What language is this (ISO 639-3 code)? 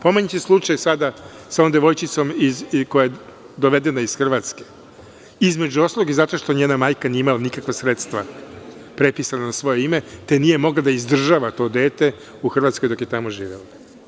srp